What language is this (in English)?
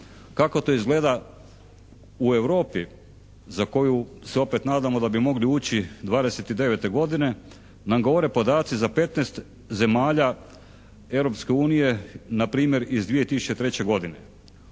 Croatian